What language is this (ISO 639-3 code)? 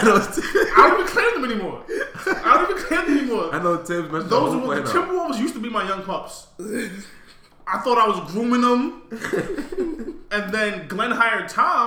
eng